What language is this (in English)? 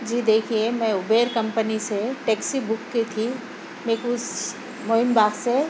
Urdu